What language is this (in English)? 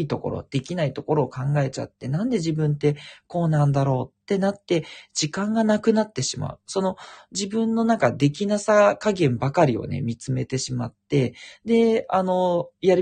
Japanese